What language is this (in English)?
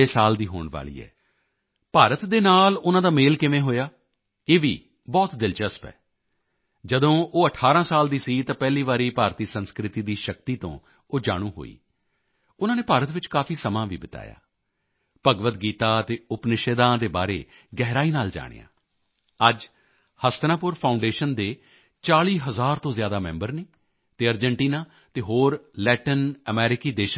Punjabi